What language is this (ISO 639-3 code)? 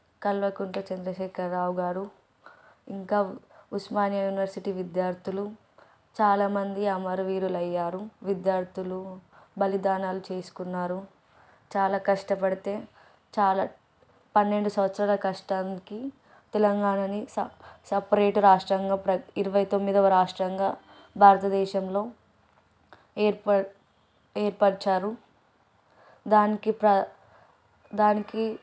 tel